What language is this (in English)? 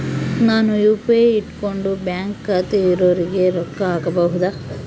Kannada